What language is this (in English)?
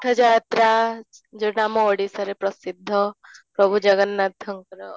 Odia